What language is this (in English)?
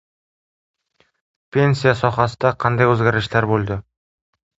Uzbek